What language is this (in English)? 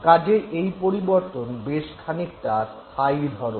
Bangla